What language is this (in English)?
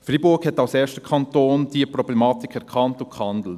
Swiss German